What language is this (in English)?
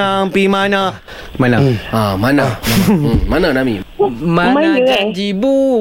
Malay